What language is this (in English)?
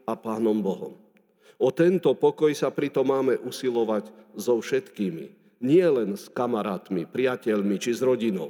Slovak